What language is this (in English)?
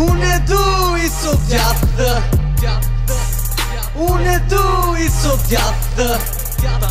Romanian